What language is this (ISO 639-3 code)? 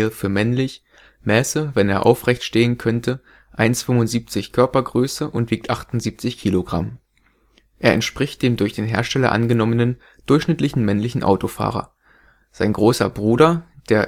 deu